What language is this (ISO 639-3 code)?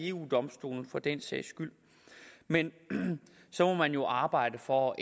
dan